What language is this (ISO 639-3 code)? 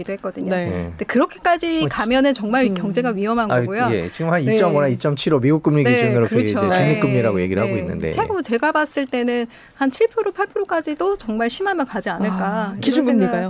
kor